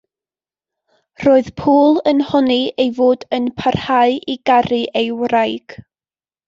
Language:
Welsh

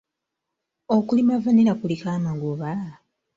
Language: Ganda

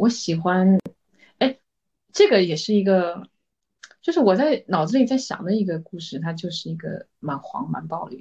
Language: Chinese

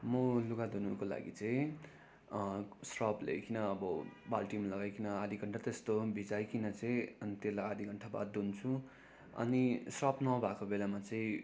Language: Nepali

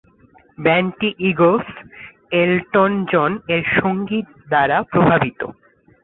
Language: Bangla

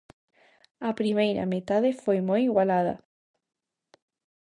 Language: Galician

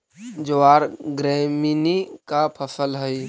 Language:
Magahi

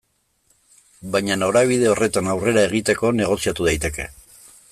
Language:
Basque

